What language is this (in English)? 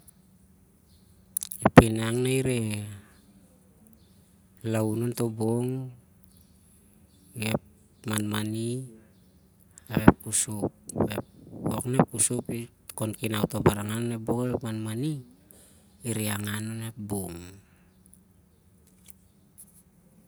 Siar-Lak